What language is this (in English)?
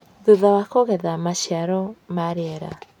Kikuyu